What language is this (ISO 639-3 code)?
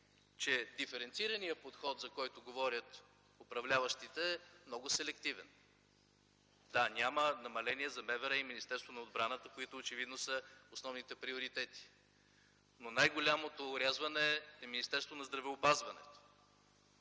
bul